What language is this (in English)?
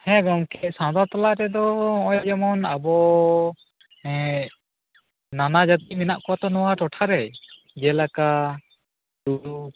Santali